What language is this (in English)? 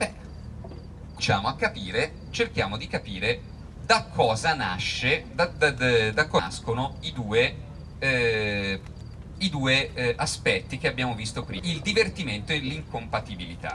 Italian